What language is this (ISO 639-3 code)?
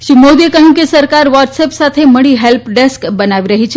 guj